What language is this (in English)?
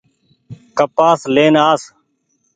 Goaria